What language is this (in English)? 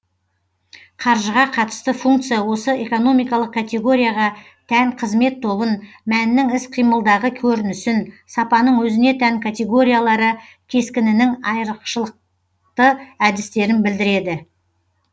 Kazakh